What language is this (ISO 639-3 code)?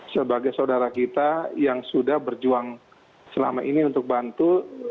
ind